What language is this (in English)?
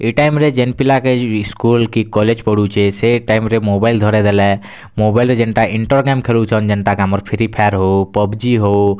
Odia